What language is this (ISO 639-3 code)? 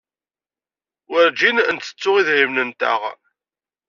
kab